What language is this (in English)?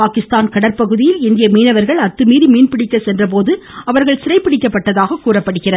Tamil